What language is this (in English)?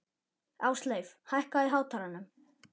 Icelandic